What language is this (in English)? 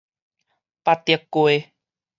Min Nan Chinese